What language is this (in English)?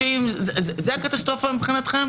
Hebrew